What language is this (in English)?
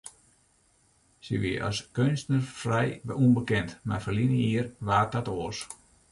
Western Frisian